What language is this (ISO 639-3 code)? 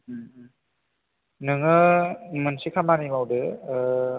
brx